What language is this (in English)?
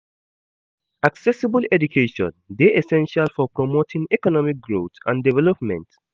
Nigerian Pidgin